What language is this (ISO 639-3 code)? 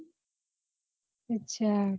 guj